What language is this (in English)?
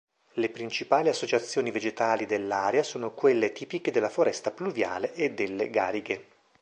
Italian